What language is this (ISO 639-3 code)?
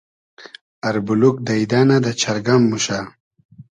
haz